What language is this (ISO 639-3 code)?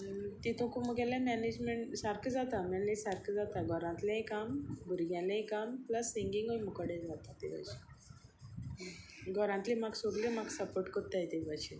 kok